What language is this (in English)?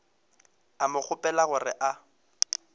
Northern Sotho